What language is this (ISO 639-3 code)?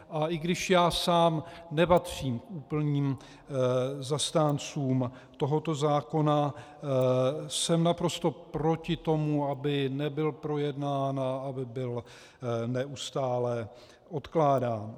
ces